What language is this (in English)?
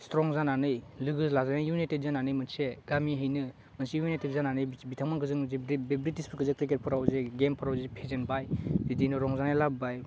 Bodo